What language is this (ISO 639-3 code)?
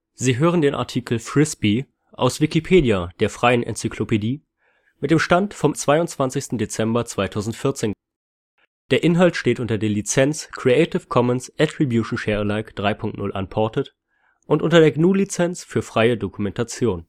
deu